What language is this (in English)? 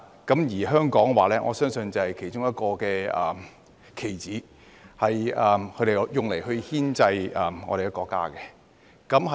Cantonese